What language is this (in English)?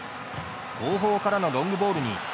Japanese